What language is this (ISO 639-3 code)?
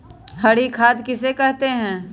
mag